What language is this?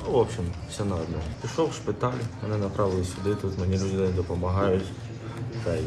Ukrainian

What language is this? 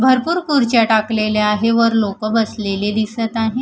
Marathi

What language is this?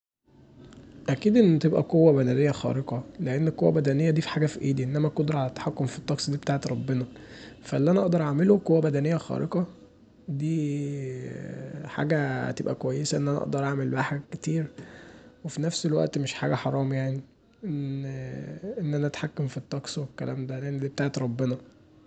Egyptian Arabic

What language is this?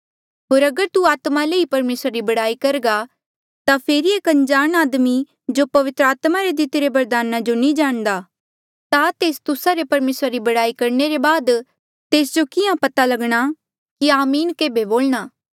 Mandeali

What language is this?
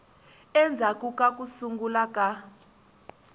Tsonga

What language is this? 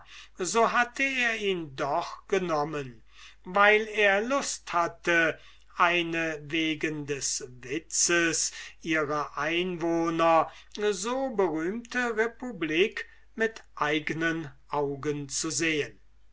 German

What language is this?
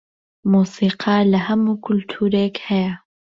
Central Kurdish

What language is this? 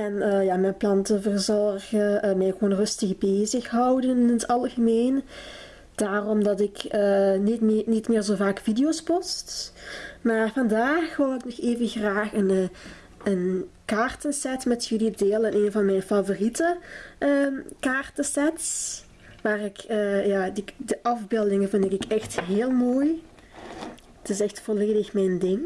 Dutch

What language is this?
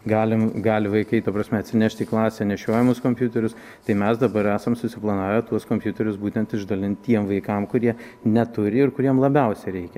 Lithuanian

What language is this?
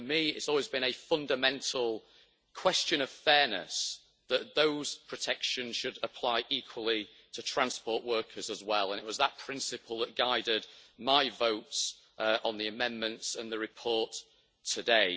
English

